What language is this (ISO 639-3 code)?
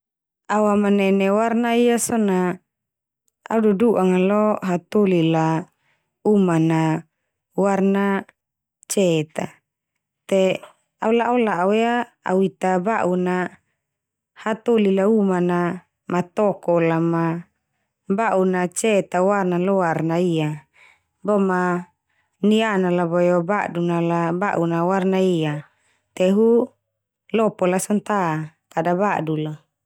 twu